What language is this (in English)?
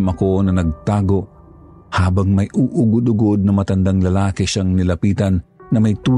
Filipino